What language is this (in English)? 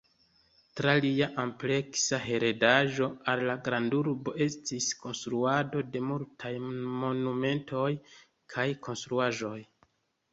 Esperanto